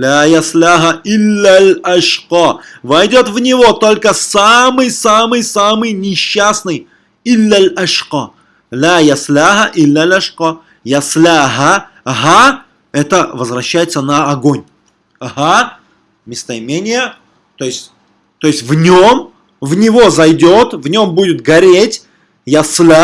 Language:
Russian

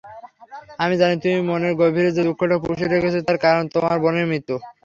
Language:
Bangla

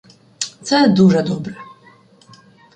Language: Ukrainian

